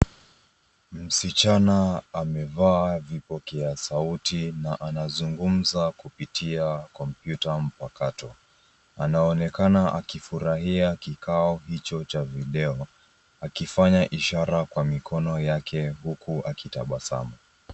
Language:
Swahili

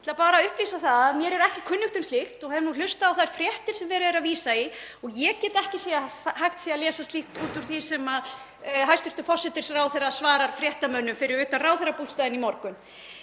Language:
Icelandic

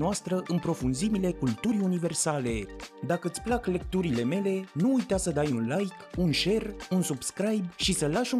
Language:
Romanian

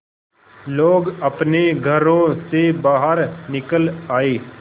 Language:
Hindi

